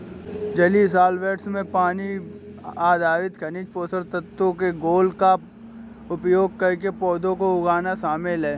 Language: Hindi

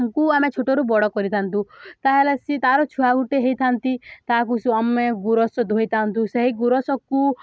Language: Odia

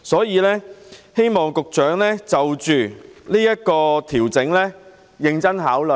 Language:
Cantonese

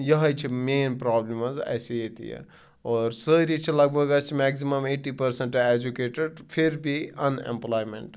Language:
Kashmiri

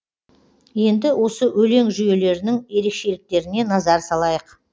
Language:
Kazakh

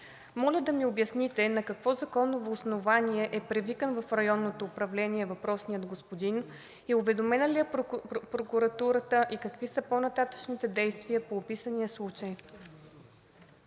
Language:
Bulgarian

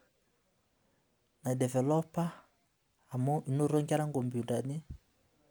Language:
Masai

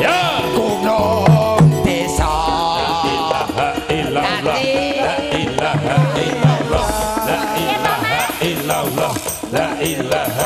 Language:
Indonesian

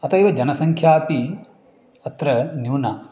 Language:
Sanskrit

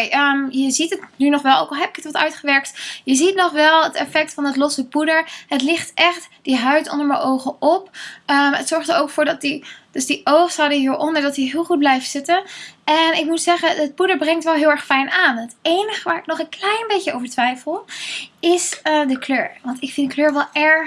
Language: Dutch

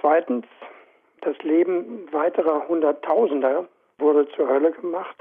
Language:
German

